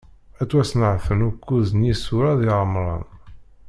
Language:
Kabyle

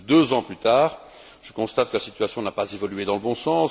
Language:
French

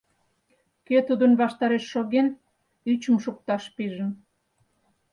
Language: Mari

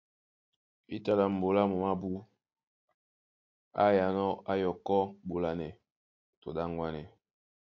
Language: Duala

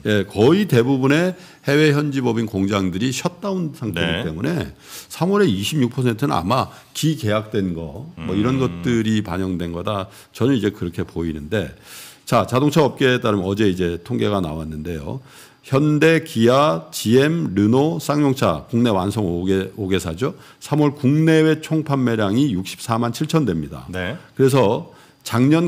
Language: Korean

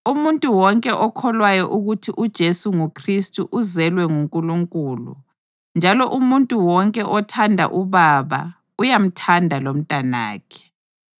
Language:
North Ndebele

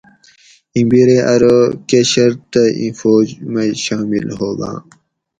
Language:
Gawri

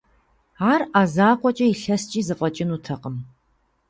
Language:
Kabardian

